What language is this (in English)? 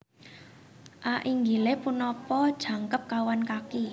Javanese